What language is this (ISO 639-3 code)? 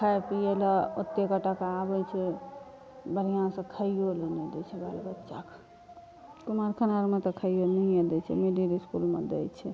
mai